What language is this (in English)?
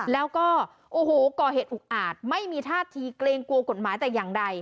Thai